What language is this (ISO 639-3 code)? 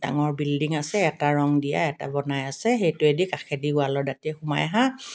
asm